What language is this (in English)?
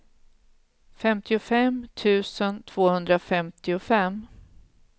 Swedish